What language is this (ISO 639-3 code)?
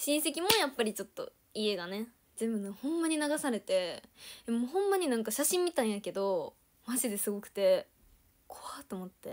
jpn